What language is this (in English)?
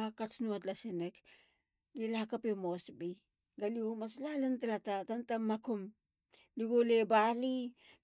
Halia